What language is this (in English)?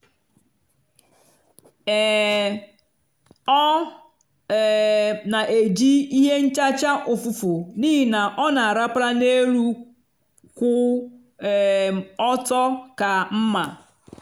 Igbo